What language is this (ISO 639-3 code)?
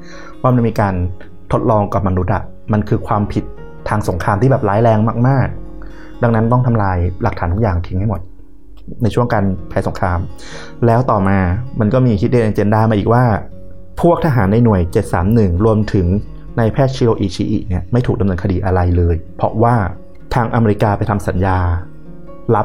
tha